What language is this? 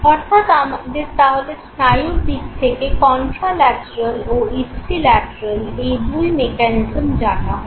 Bangla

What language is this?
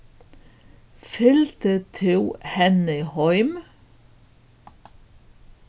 Faroese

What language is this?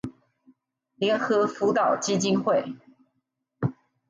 Chinese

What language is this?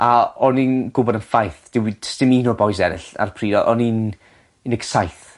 Welsh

